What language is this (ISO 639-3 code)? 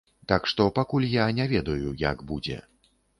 bel